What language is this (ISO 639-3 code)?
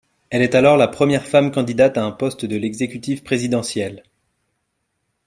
fra